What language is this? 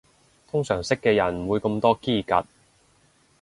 Cantonese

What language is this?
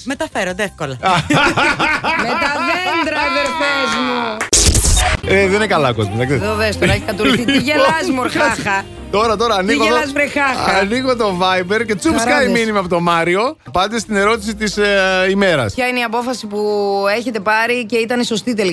Greek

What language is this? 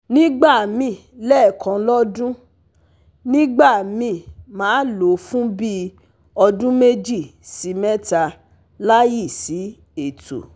Yoruba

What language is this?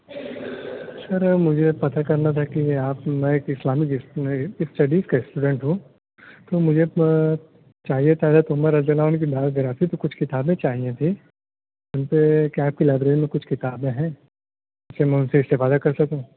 Urdu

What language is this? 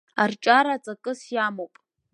Abkhazian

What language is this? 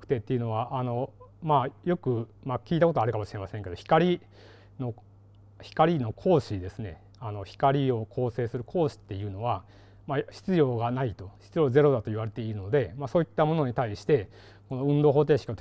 Japanese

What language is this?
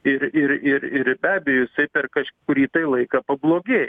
Lithuanian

